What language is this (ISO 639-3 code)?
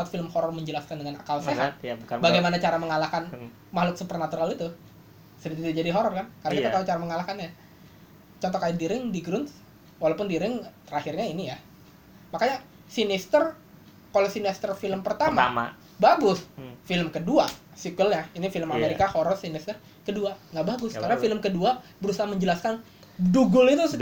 ind